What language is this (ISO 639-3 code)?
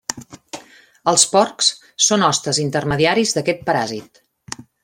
cat